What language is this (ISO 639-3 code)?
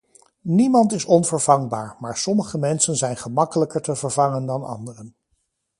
nld